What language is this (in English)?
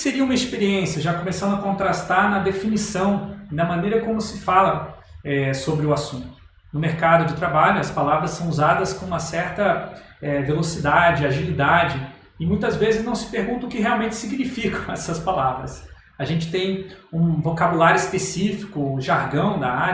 Portuguese